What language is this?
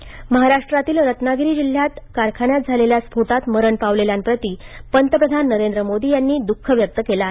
Marathi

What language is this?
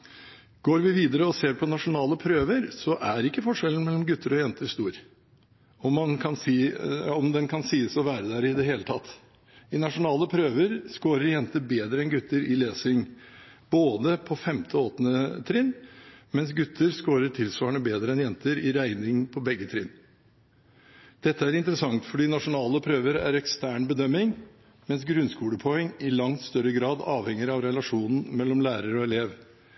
Norwegian Bokmål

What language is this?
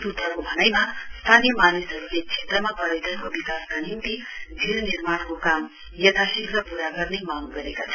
Nepali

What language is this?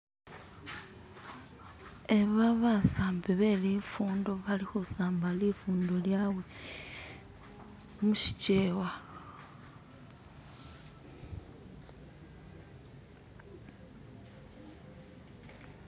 Masaaba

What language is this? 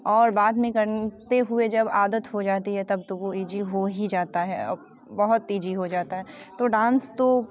Hindi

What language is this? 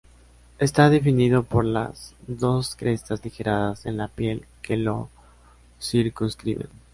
Spanish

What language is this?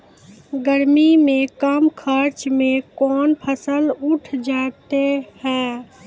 Maithili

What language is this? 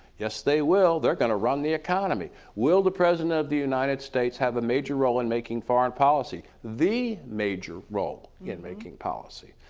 English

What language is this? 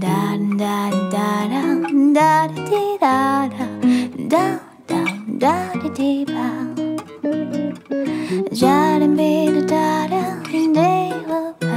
Korean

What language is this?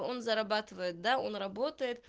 Russian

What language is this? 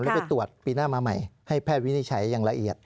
Thai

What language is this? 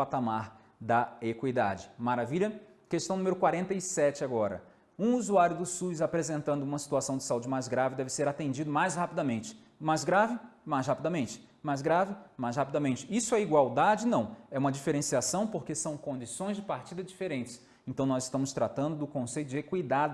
Portuguese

